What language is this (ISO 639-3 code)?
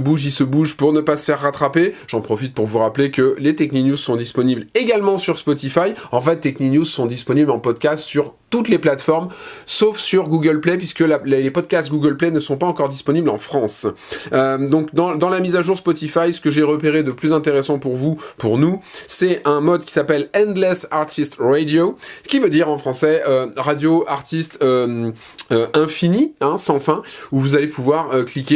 fra